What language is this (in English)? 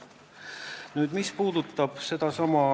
Estonian